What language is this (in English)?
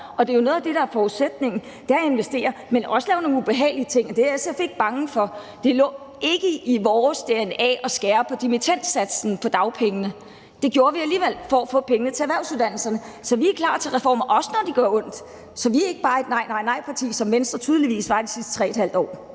Danish